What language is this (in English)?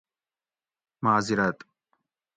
Gawri